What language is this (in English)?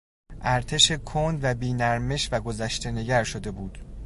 Persian